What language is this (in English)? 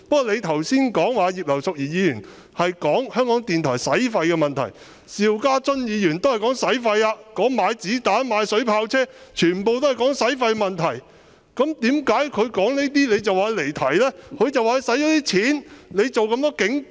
Cantonese